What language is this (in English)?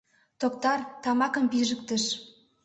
Mari